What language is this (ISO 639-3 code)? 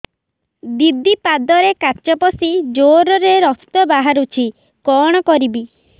ori